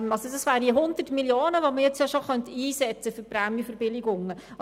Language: Swiss German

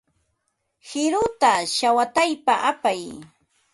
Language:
Ambo-Pasco Quechua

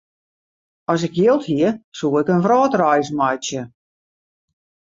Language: Western Frisian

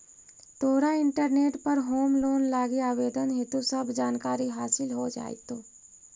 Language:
Magahi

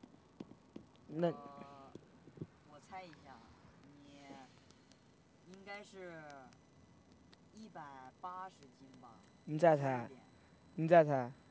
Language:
Chinese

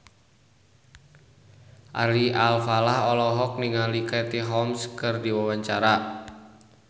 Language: Sundanese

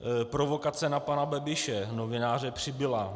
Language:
Czech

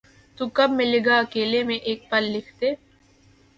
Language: Urdu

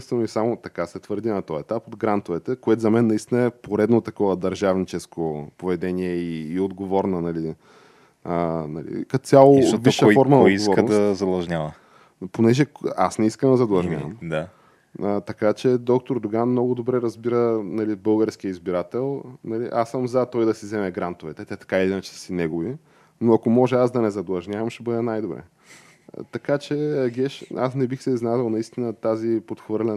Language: Bulgarian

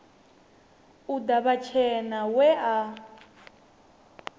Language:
Venda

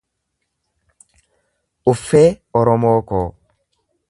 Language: Oromo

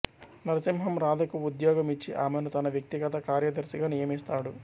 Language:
Telugu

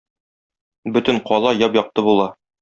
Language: Tatar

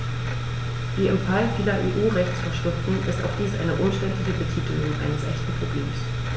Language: German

